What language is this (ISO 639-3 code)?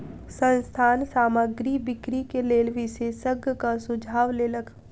mai